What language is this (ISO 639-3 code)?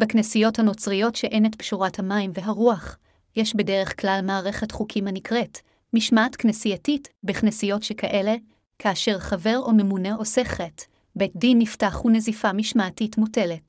heb